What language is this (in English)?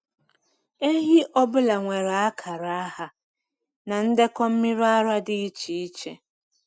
Igbo